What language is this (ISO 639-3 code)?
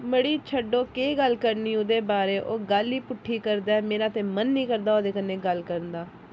doi